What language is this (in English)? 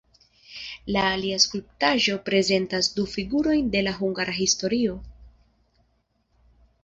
Esperanto